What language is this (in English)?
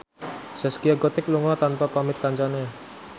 Javanese